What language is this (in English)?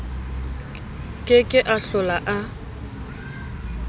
Southern Sotho